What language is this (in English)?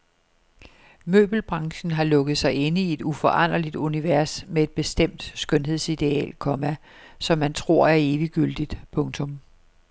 Danish